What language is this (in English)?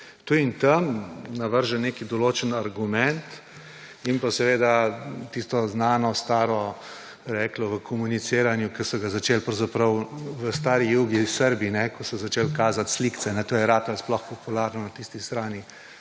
Slovenian